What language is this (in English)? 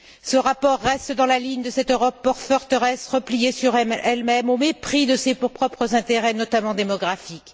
French